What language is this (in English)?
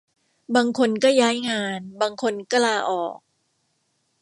Thai